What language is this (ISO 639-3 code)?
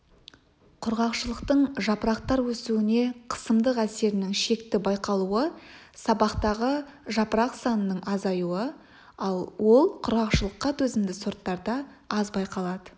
kaz